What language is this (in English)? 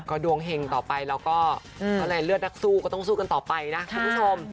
Thai